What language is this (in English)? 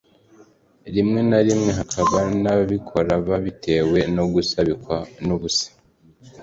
Kinyarwanda